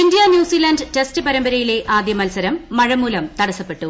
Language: Malayalam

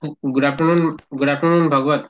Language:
Assamese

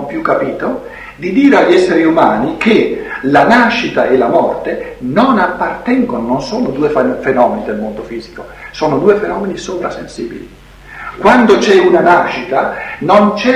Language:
Italian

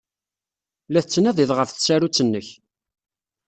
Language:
Kabyle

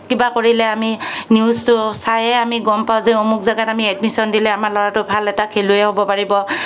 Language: Assamese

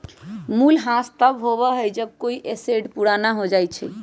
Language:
Magahi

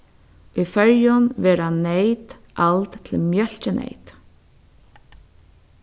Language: Faroese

